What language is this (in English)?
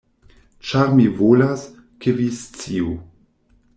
Esperanto